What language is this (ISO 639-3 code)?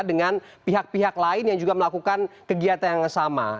ind